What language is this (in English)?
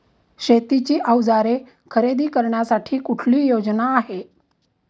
Marathi